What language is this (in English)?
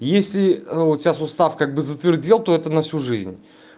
Russian